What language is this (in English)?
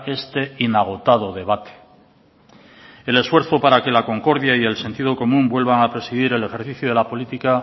Spanish